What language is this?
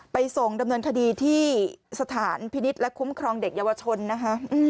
Thai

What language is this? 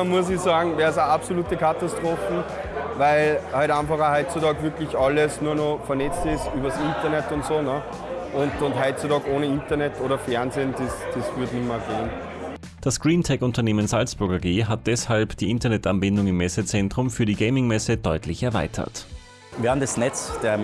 German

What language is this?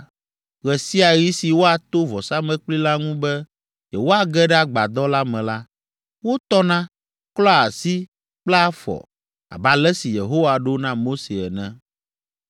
Ewe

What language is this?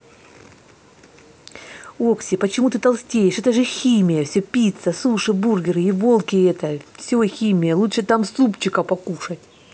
Russian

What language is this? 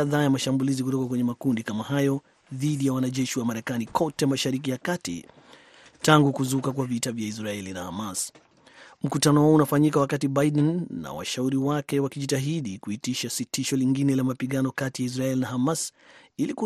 Swahili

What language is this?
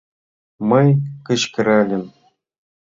Mari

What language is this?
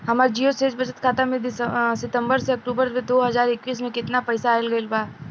Bhojpuri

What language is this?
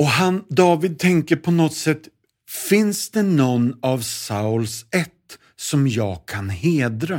Swedish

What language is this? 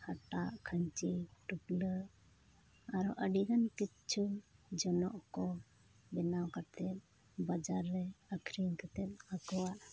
Santali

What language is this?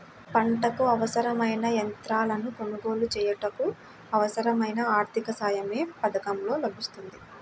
Telugu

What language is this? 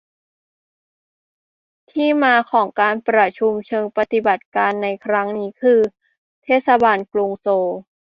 Thai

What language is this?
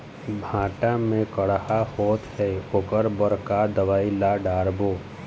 Chhattisgarhi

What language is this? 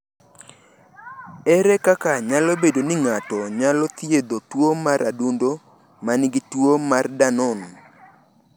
Luo (Kenya and Tanzania)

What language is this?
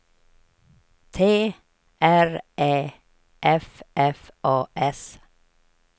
Swedish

